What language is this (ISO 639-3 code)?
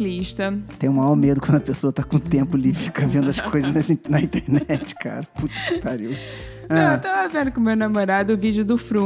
por